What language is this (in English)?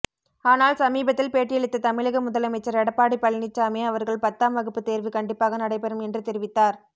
Tamil